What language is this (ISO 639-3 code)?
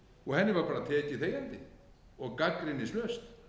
isl